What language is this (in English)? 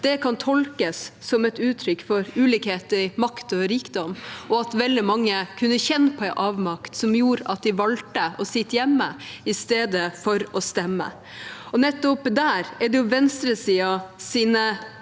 Norwegian